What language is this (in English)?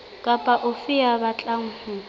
Southern Sotho